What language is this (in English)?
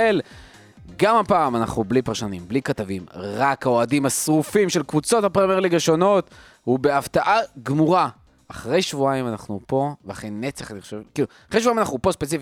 Hebrew